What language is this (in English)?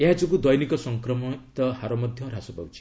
Odia